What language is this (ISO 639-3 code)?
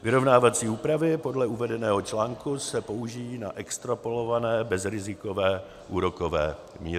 ces